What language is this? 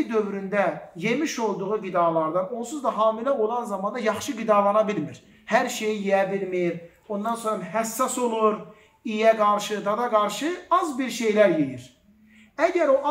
Turkish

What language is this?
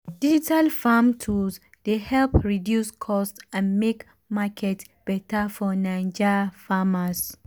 Nigerian Pidgin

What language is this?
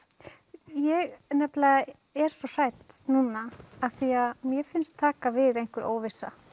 Icelandic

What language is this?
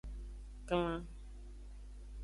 Aja (Benin)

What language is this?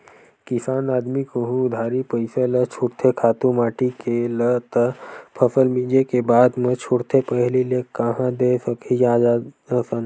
Chhattisgarhi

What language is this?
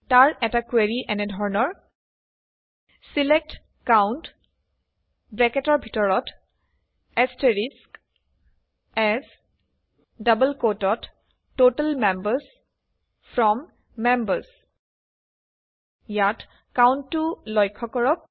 Assamese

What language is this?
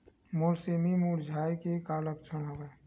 Chhattisgarhi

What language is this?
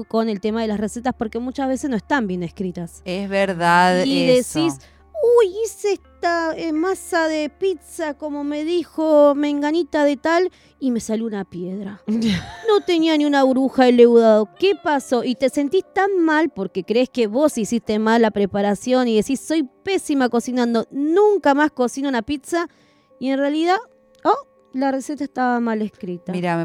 Spanish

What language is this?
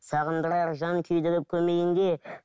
Kazakh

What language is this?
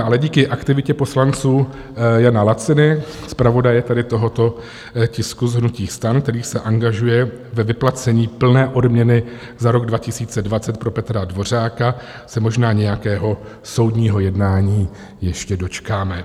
Czech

